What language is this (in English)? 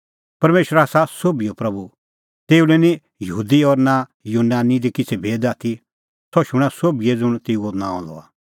Kullu Pahari